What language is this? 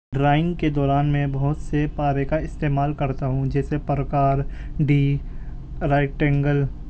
Urdu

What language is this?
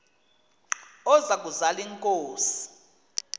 Xhosa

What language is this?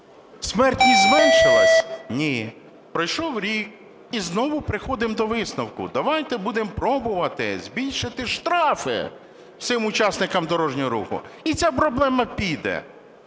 Ukrainian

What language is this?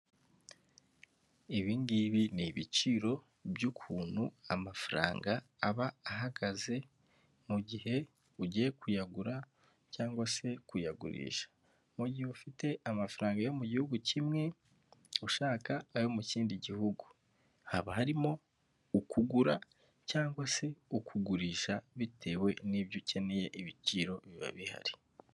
Kinyarwanda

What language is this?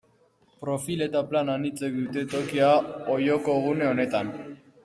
Basque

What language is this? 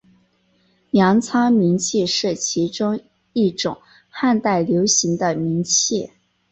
Chinese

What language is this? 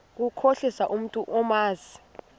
Xhosa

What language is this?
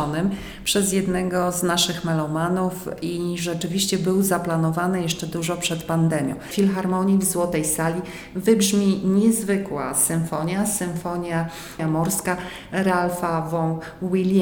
Polish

